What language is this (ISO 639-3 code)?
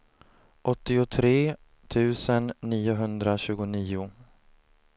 swe